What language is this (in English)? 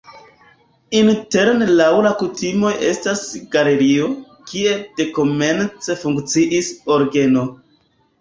Esperanto